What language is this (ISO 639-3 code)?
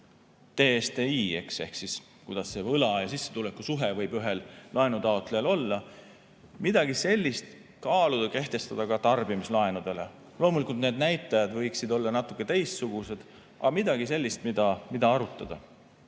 est